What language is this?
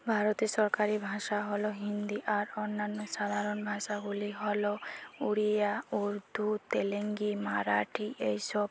Bangla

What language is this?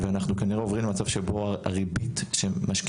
Hebrew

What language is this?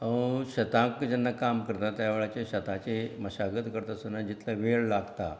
Konkani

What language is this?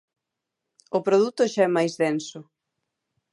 Galician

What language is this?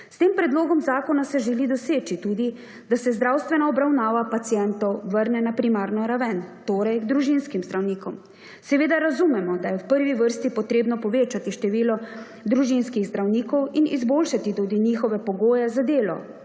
Slovenian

